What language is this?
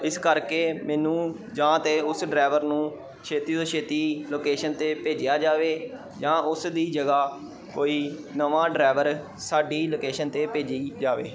Punjabi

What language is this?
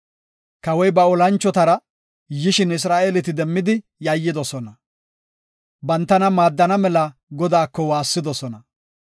Gofa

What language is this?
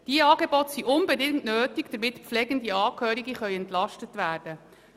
Swiss German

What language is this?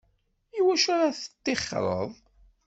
Kabyle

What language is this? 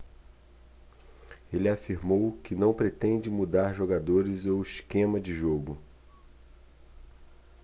Portuguese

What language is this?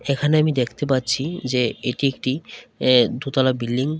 Bangla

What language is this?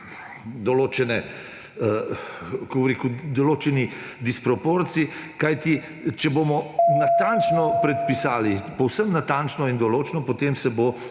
Slovenian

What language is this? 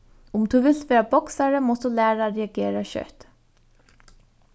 Faroese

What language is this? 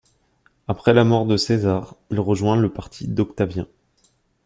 French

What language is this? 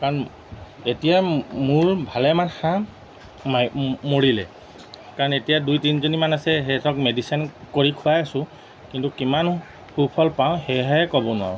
Assamese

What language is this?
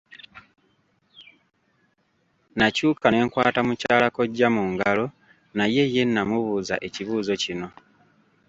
Ganda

